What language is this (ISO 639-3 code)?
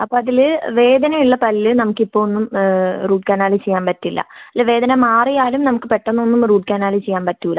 mal